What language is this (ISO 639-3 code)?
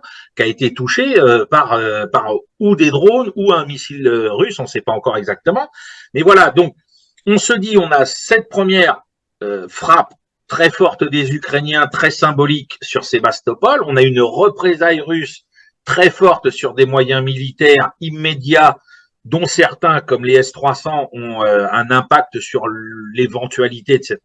fra